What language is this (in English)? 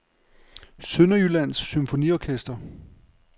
Danish